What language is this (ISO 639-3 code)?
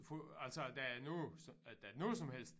dan